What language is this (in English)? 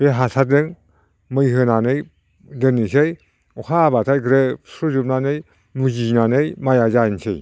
Bodo